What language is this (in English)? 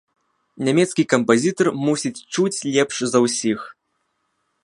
Belarusian